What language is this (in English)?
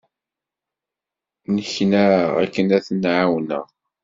Kabyle